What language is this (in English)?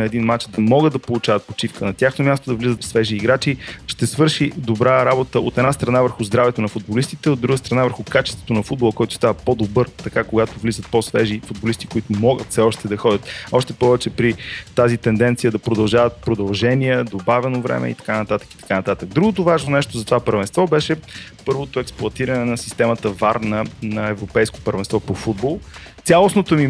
Bulgarian